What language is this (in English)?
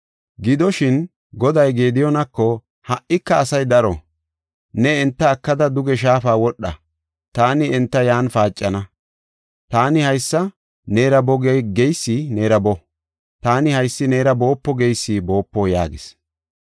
Gofa